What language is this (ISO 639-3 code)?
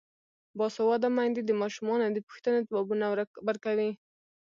pus